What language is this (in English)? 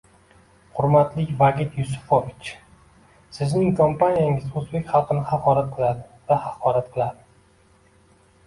Uzbek